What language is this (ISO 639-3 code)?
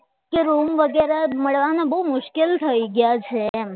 guj